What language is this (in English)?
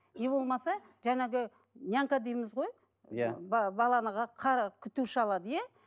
Kazakh